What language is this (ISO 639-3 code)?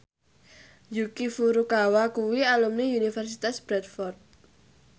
jav